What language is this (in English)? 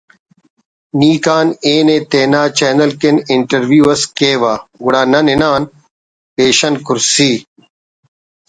Brahui